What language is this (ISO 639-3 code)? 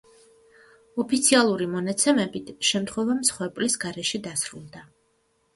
kat